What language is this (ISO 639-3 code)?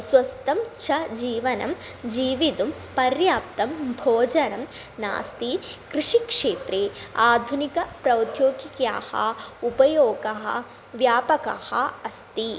san